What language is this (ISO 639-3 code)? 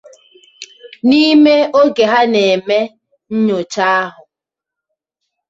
ibo